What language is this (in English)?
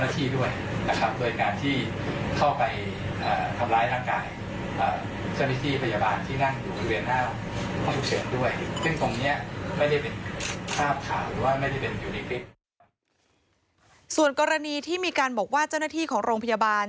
Thai